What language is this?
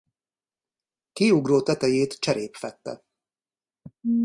Hungarian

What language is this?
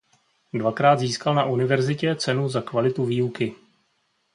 Czech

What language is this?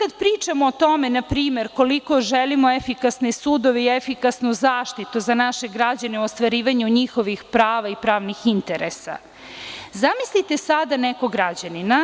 Serbian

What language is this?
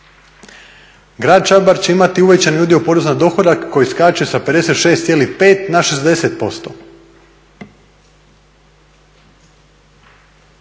Croatian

